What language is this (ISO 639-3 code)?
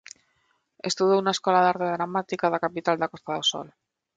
glg